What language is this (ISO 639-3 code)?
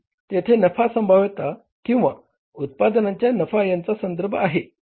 mar